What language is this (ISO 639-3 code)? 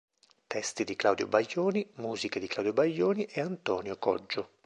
ita